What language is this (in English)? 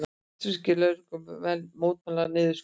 Icelandic